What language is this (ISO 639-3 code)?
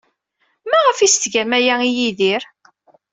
kab